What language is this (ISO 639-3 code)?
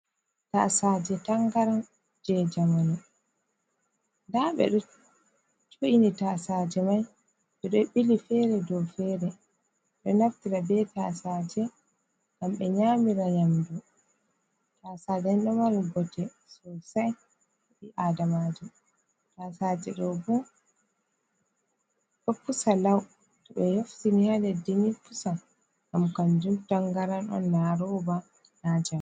ful